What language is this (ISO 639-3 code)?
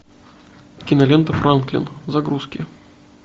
rus